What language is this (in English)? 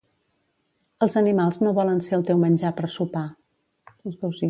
Catalan